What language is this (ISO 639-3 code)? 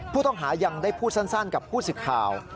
tha